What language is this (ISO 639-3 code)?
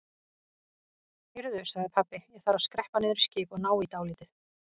isl